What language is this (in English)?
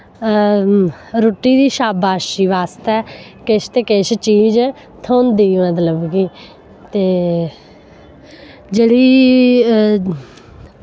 Dogri